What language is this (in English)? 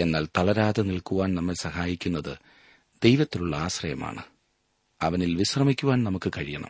Malayalam